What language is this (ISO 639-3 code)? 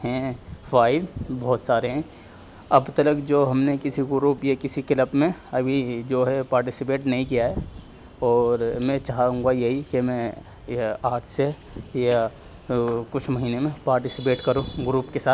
urd